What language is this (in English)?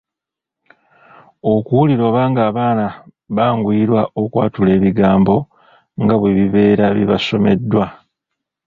Ganda